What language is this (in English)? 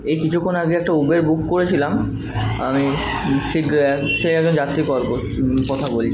Bangla